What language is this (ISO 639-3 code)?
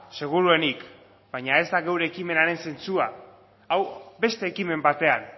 eus